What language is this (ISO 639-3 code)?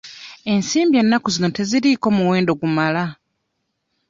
lug